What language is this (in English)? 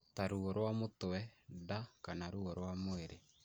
Kikuyu